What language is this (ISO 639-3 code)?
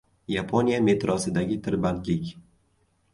uzb